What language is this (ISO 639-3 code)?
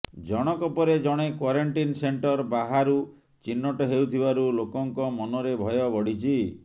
ori